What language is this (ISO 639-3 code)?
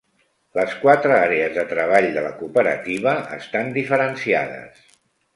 cat